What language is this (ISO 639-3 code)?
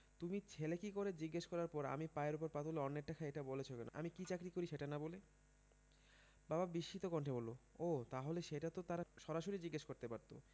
ben